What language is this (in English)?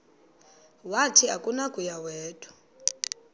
Xhosa